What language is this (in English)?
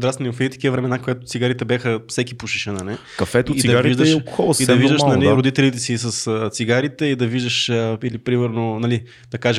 Bulgarian